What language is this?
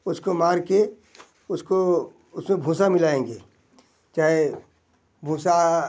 Hindi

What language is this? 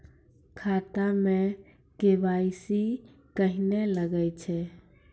Maithili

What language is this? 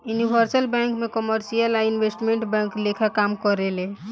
Bhojpuri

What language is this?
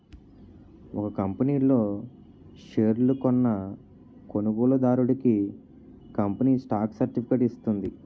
Telugu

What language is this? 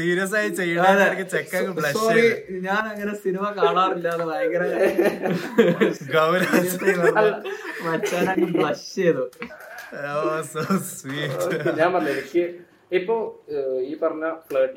Malayalam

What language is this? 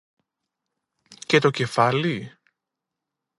Greek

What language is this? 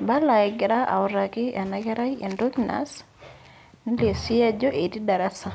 Masai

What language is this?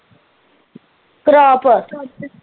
Punjabi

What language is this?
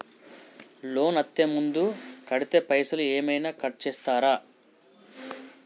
Telugu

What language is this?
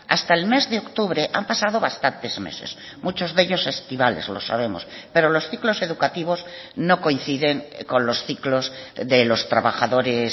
Spanish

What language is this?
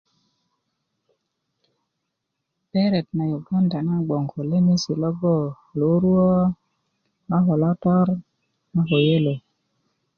Kuku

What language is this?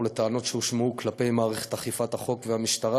Hebrew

